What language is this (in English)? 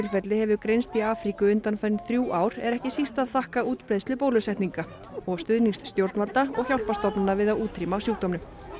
Icelandic